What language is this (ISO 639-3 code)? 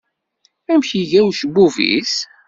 kab